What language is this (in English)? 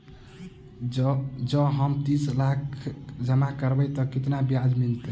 Maithili